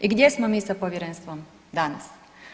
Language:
Croatian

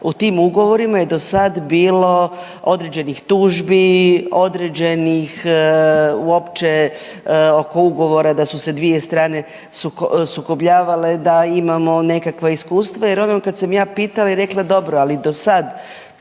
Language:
Croatian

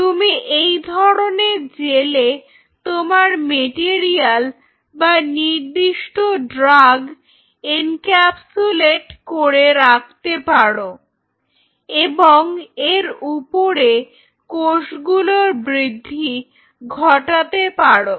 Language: Bangla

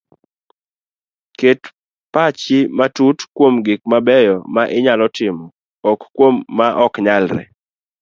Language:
Luo (Kenya and Tanzania)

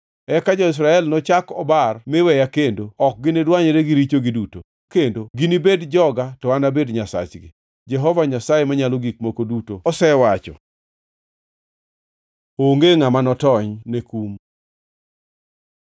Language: Luo (Kenya and Tanzania)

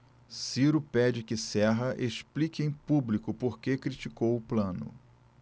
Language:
Portuguese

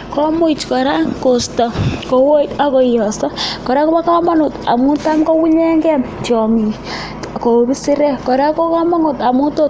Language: Kalenjin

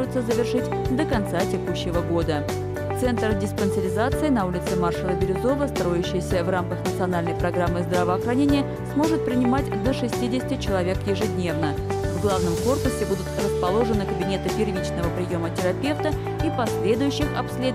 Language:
Russian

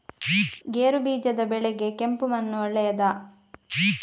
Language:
Kannada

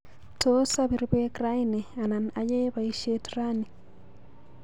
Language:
Kalenjin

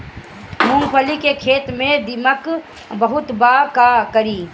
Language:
Bhojpuri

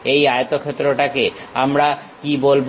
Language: Bangla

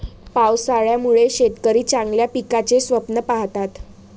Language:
Marathi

